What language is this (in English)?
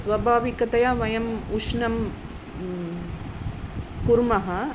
Sanskrit